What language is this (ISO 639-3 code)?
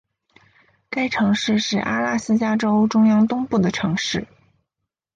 zho